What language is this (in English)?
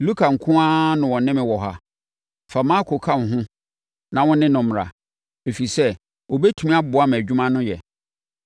Akan